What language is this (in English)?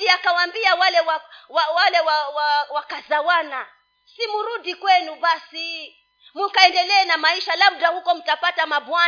Swahili